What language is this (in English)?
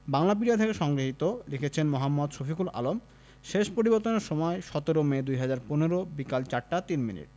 Bangla